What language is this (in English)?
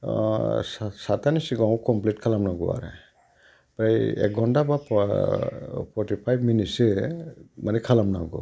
Bodo